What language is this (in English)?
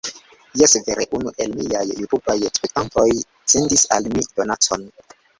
Esperanto